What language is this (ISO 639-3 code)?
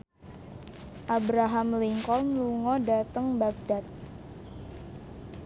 jav